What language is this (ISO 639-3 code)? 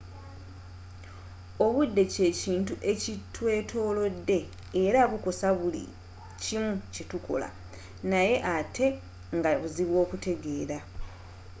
lug